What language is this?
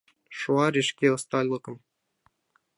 Mari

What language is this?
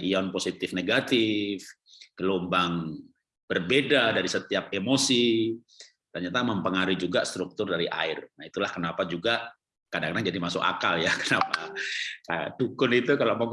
Indonesian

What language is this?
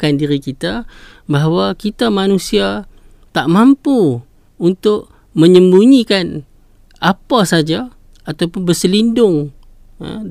Malay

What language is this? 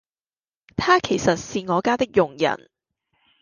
Cantonese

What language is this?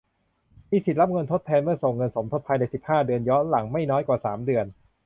Thai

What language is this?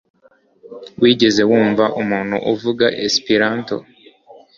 Kinyarwanda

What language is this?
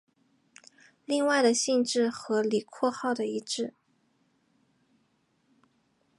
Chinese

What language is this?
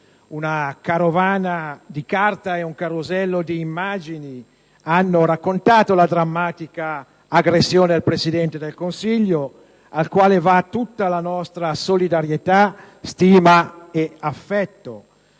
Italian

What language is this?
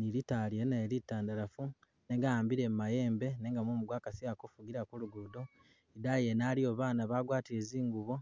Masaaba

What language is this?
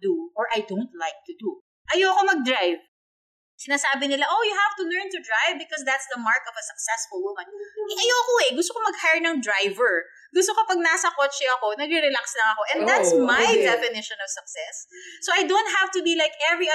Filipino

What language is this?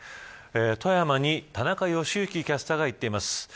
Japanese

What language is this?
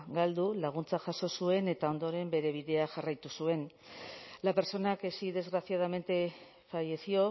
Basque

